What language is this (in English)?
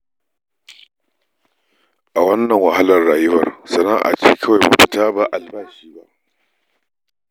Hausa